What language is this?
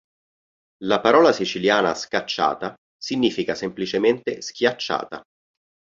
Italian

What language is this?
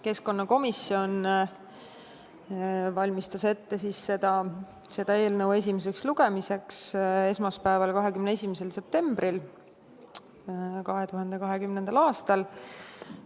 Estonian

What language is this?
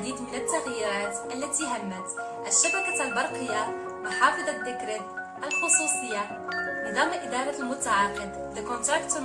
Arabic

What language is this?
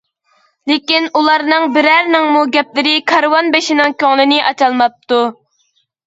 Uyghur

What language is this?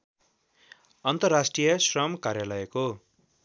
Nepali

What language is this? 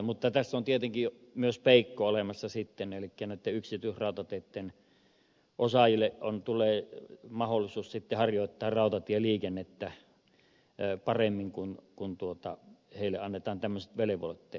Finnish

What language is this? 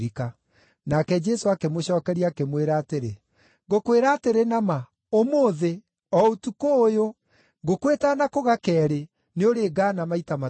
Kikuyu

